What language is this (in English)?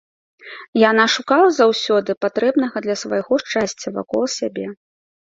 Belarusian